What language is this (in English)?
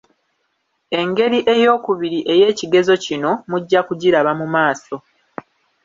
Ganda